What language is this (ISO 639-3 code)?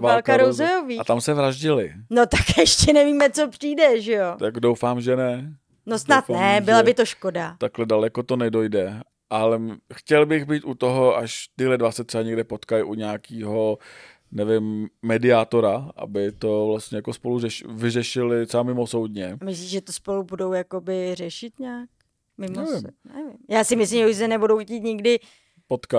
ces